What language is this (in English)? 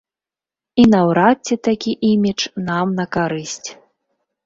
Belarusian